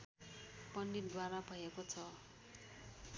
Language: Nepali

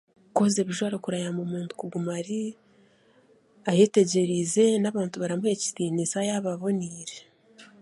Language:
Chiga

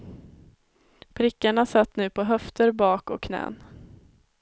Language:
Swedish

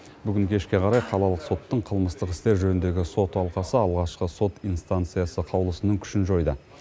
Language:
Kazakh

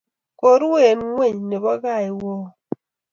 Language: Kalenjin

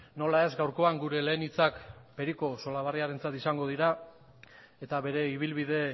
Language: Basque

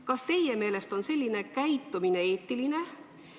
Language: Estonian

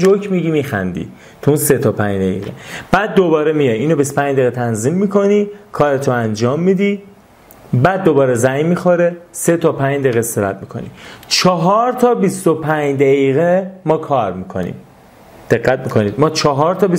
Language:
Persian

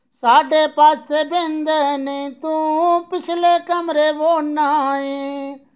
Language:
Dogri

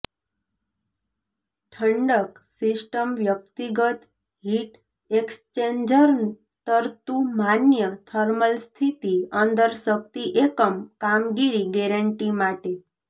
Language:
Gujarati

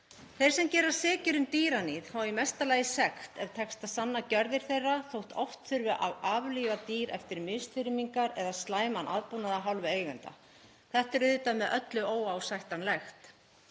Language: Icelandic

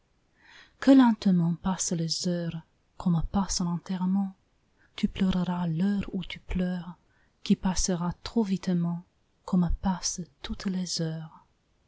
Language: French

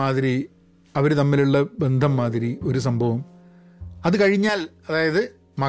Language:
Malayalam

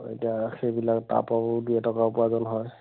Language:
Assamese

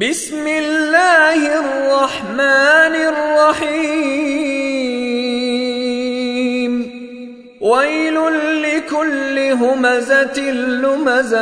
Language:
Arabic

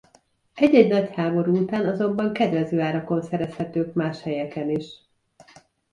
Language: Hungarian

